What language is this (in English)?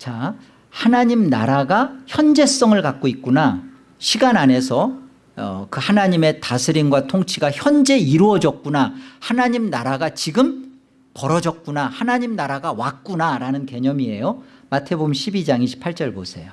Korean